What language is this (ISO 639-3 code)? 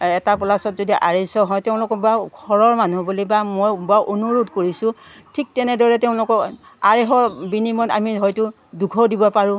asm